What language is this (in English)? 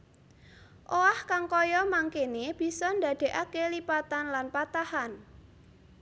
Javanese